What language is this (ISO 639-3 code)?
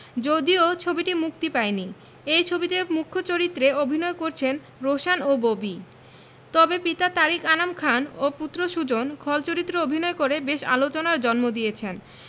ben